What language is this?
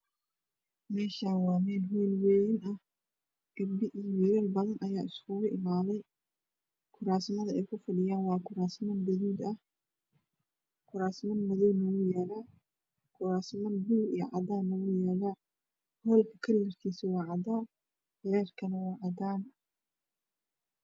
Somali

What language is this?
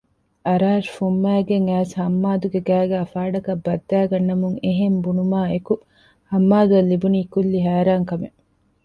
Divehi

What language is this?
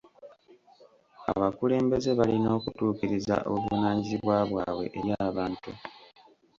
Ganda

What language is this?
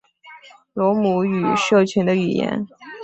Chinese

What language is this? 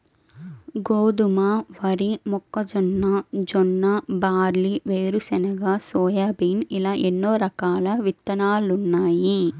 Telugu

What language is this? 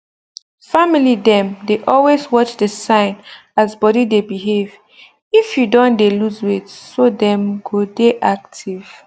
Nigerian Pidgin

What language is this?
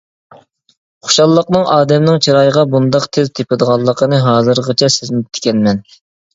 Uyghur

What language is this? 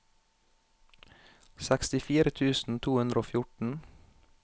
Norwegian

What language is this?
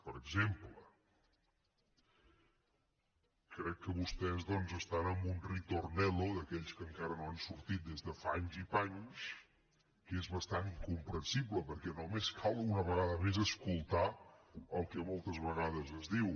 Catalan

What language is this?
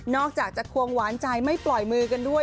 Thai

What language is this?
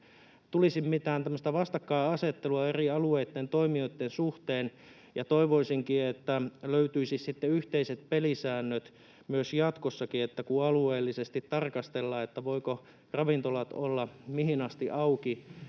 Finnish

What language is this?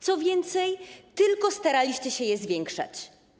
Polish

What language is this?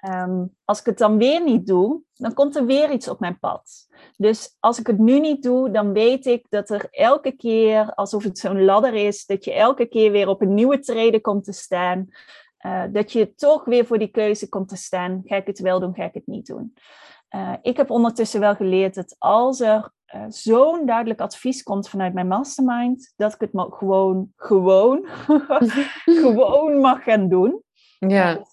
Dutch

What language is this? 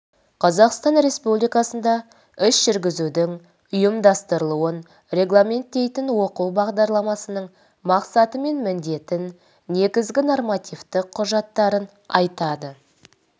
Kazakh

